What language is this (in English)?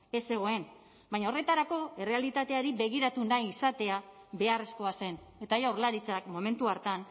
Basque